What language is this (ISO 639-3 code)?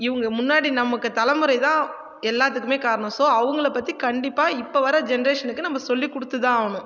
tam